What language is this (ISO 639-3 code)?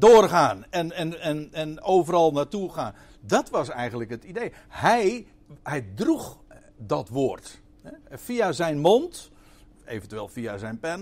nld